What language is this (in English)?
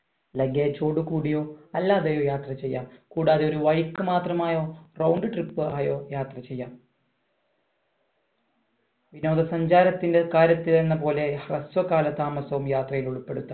Malayalam